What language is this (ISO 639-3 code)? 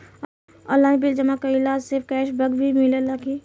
bho